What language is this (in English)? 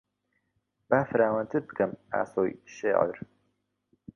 Central Kurdish